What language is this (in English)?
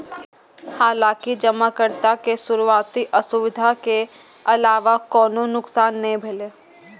Maithili